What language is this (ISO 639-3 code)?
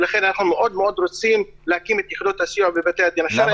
heb